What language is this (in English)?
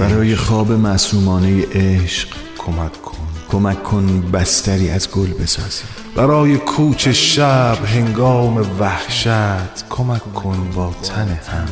Persian